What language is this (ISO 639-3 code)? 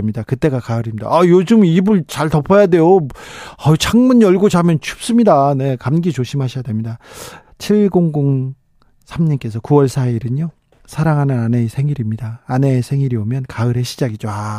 kor